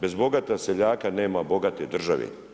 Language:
Croatian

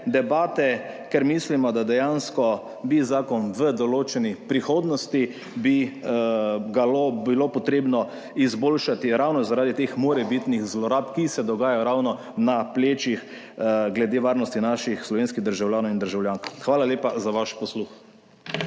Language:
Slovenian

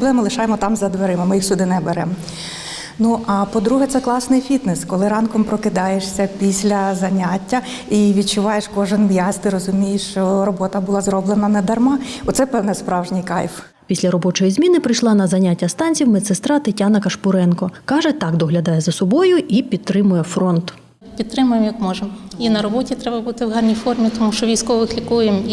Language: Ukrainian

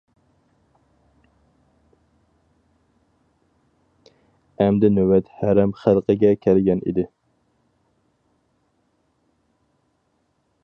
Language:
Uyghur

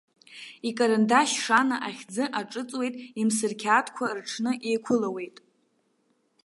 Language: Abkhazian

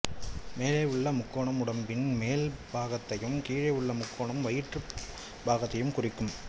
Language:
Tamil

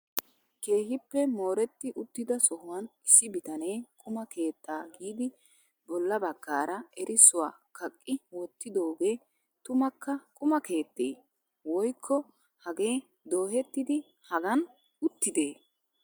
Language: Wolaytta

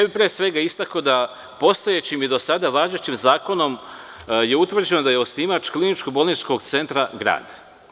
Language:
Serbian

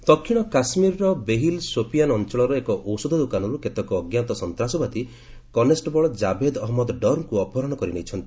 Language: Odia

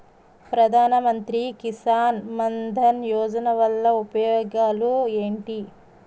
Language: Telugu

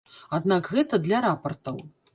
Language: Belarusian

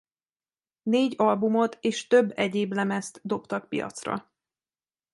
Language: Hungarian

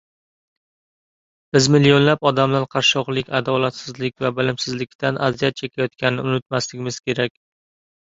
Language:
Uzbek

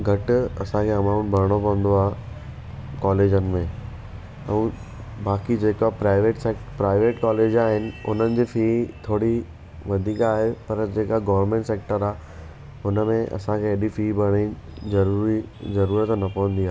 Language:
Sindhi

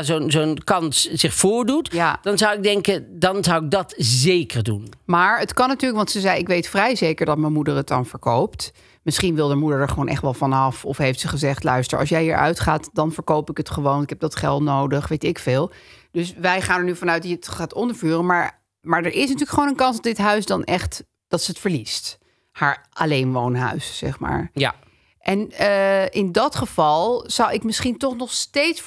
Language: Dutch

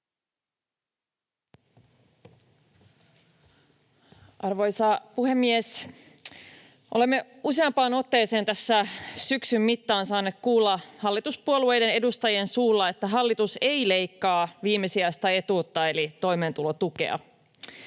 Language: Finnish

